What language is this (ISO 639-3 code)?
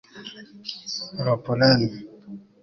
kin